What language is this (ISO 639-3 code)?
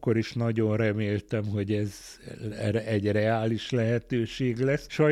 hun